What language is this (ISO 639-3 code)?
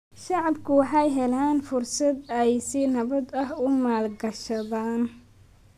som